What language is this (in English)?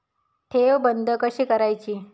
Marathi